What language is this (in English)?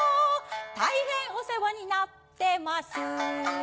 Japanese